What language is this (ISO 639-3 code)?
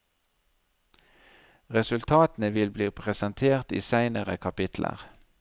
nor